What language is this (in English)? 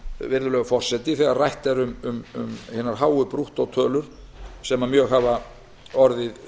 Icelandic